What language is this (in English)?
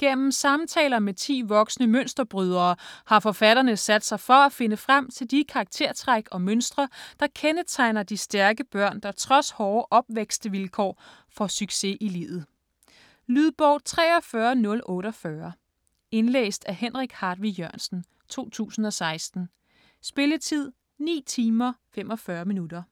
Danish